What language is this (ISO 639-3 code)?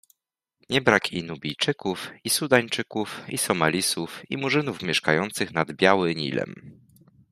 pol